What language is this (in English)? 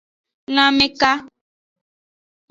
Aja (Benin)